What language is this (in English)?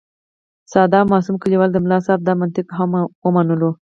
Pashto